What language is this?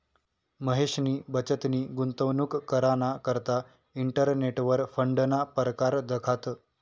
Marathi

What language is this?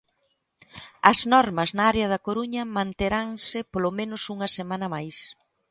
Galician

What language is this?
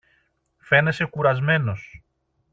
Greek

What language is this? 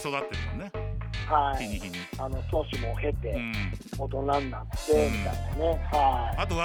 Japanese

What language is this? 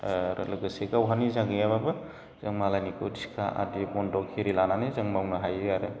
Bodo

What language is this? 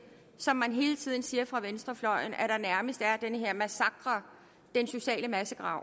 Danish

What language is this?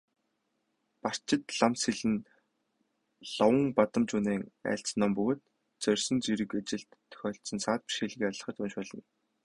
Mongolian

